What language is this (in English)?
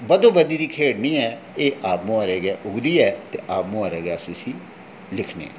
Dogri